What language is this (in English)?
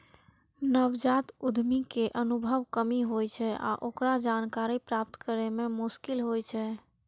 Maithili